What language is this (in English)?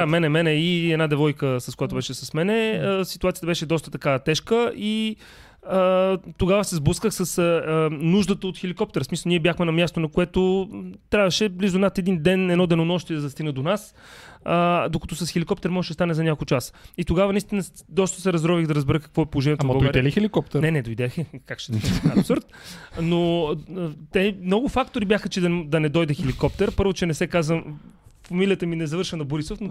Bulgarian